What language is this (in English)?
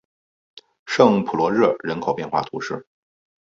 Chinese